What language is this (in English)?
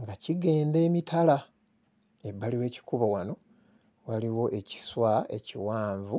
Ganda